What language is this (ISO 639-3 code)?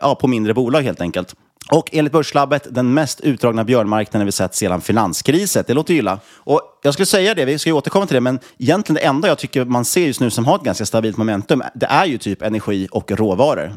swe